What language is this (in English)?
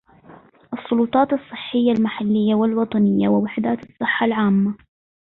Arabic